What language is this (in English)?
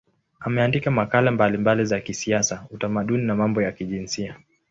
Swahili